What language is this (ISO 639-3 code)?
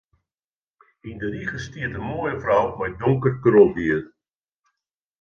fry